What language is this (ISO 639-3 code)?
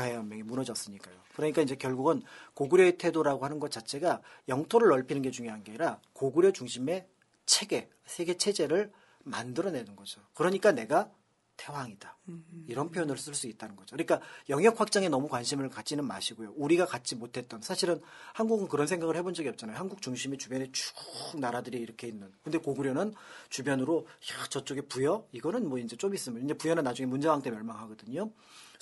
kor